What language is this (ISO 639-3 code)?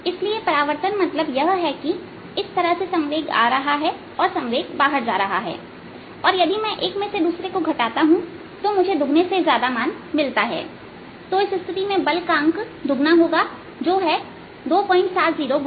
hin